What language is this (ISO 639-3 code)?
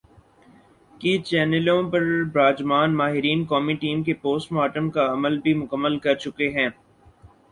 urd